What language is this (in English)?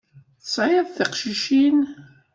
Kabyle